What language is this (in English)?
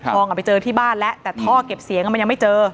Thai